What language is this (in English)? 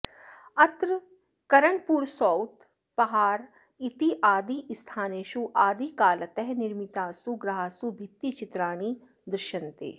Sanskrit